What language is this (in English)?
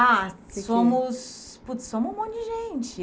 Portuguese